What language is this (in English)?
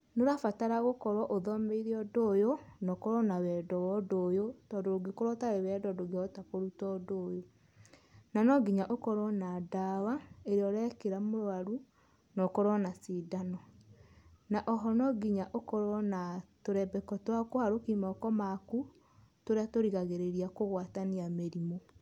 Kikuyu